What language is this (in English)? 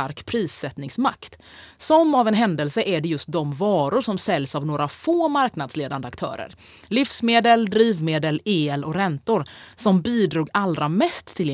Swedish